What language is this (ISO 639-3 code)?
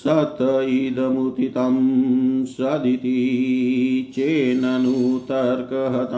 hin